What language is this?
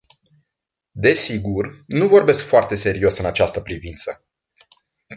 Romanian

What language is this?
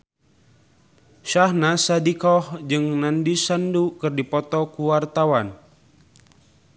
Sundanese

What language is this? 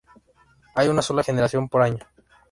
Spanish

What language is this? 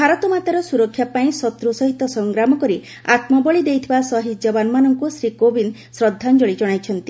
Odia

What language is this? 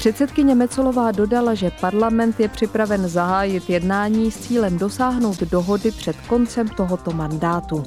Czech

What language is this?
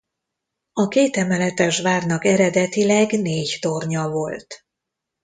Hungarian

